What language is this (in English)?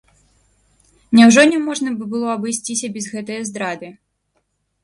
Belarusian